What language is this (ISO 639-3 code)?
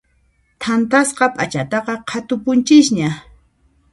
qxp